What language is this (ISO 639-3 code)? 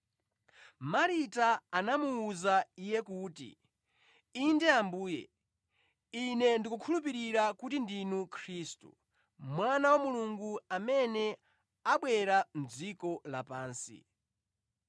nya